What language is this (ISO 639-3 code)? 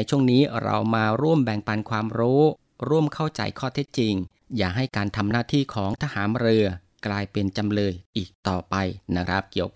tha